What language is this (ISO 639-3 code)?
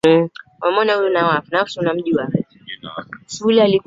swa